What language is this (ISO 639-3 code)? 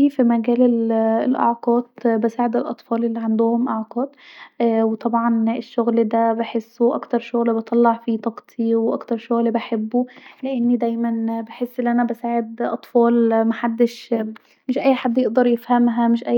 arz